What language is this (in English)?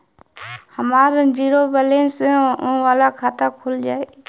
Bhojpuri